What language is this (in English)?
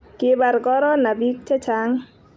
Kalenjin